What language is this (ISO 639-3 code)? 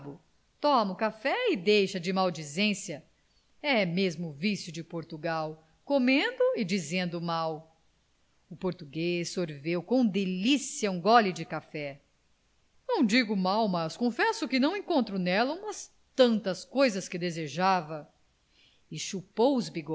por